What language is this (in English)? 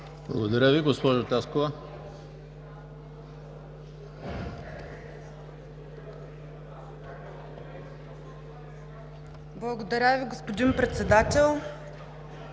Bulgarian